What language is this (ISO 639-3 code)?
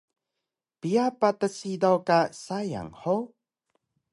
trv